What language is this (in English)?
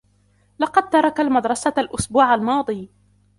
Arabic